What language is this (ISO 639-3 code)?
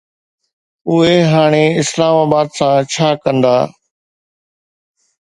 snd